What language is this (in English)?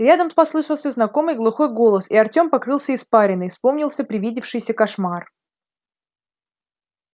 Russian